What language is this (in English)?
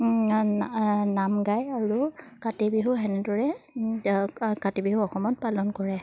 Assamese